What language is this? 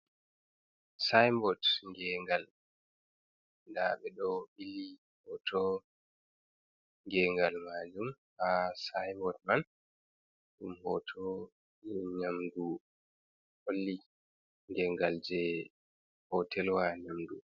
Fula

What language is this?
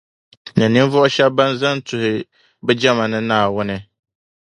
Dagbani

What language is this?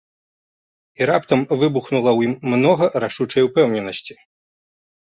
Belarusian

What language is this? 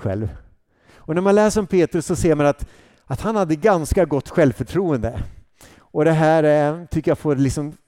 Swedish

